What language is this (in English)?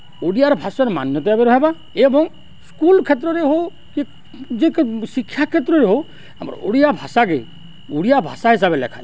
Odia